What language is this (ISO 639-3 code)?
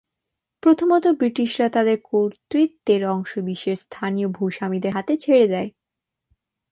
ben